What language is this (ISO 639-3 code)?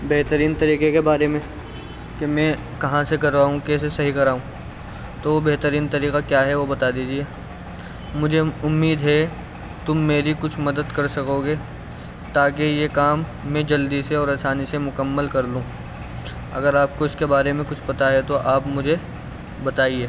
urd